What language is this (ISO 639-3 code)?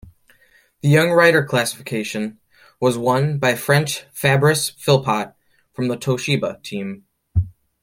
eng